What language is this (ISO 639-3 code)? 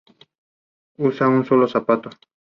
spa